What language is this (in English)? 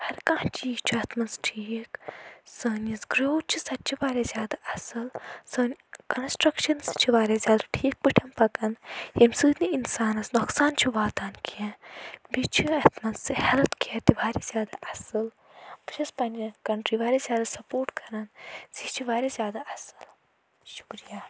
Kashmiri